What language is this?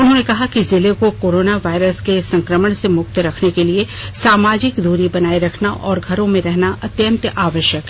Hindi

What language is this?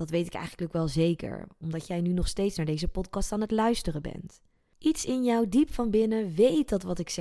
Dutch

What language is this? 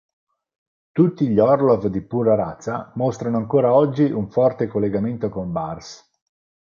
Italian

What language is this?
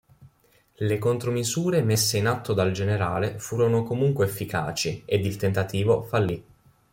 Italian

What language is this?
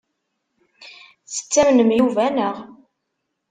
Kabyle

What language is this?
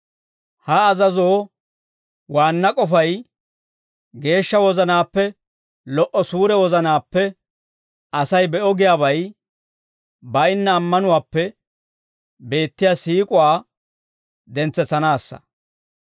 Dawro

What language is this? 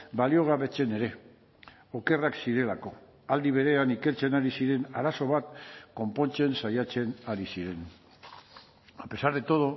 Basque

